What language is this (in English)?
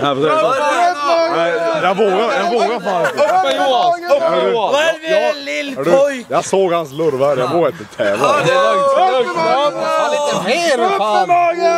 Swedish